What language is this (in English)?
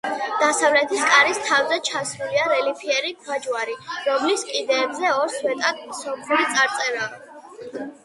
Georgian